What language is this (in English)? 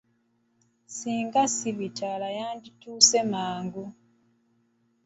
Ganda